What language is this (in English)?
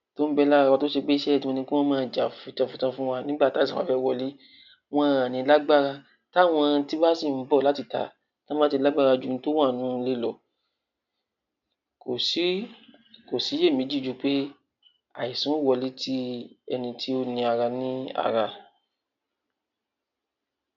Yoruba